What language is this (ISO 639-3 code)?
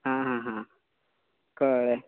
kok